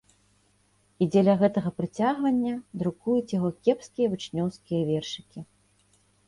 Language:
Belarusian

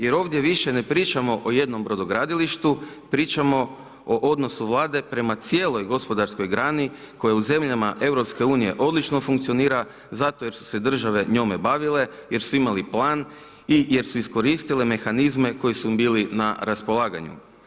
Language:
Croatian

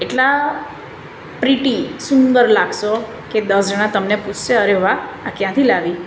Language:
Gujarati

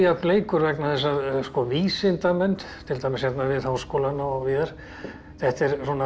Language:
Icelandic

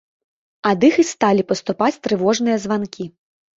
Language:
Belarusian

